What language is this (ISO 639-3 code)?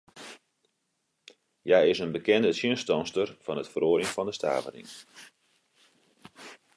fry